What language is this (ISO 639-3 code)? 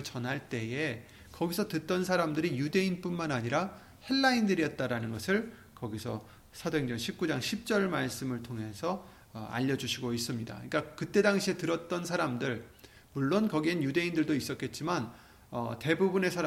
kor